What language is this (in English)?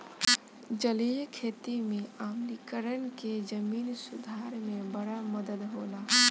Bhojpuri